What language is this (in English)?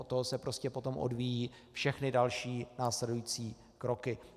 Czech